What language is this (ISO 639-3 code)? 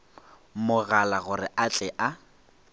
nso